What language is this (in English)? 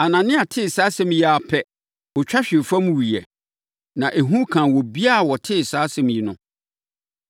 Akan